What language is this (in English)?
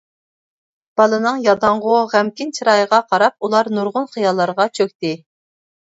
Uyghur